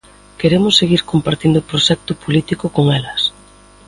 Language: Galician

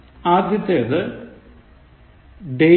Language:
Malayalam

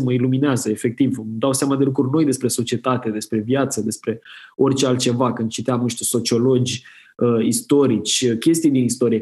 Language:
Romanian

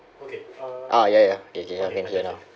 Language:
English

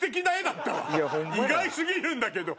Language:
Japanese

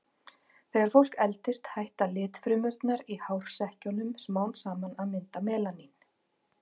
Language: Icelandic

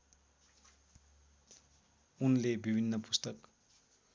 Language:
Nepali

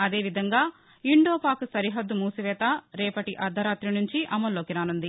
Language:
Telugu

